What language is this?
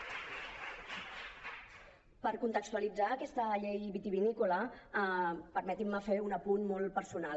Catalan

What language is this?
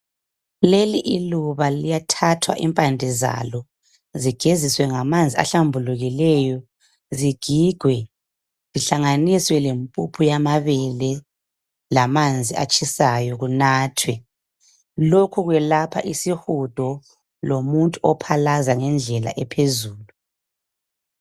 North Ndebele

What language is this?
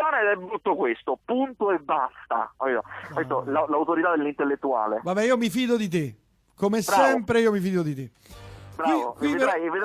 Italian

